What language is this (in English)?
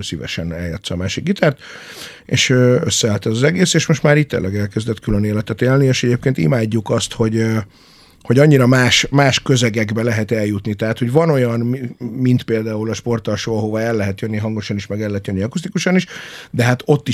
Hungarian